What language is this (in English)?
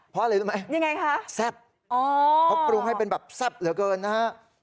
Thai